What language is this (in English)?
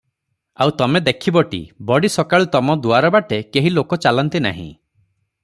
Odia